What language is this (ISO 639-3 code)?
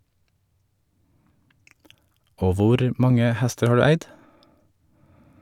nor